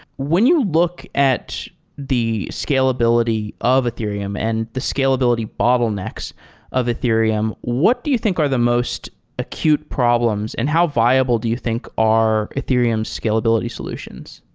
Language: English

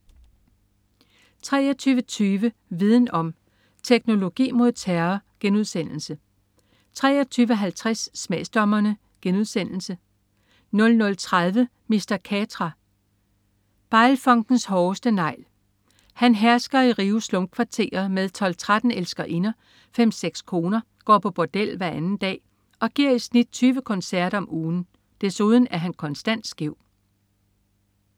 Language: Danish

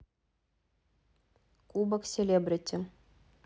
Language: Russian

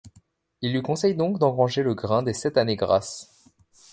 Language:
French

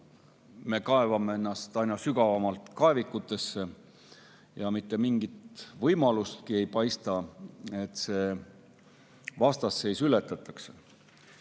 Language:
Estonian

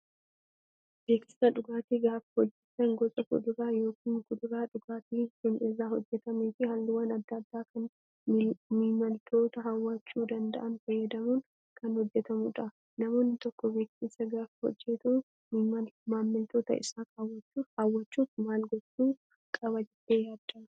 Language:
Oromo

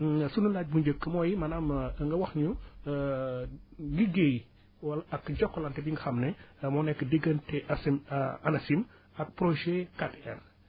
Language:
Wolof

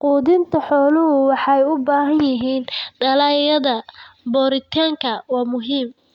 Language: Somali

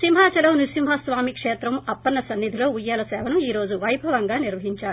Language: Telugu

